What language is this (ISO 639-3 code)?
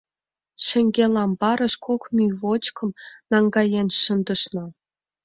chm